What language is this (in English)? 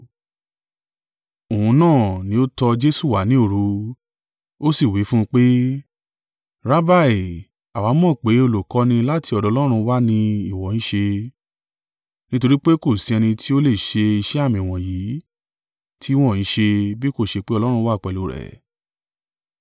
Yoruba